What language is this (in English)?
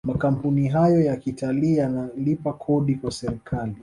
Swahili